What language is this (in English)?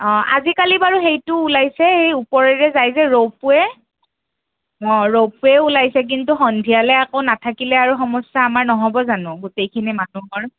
Assamese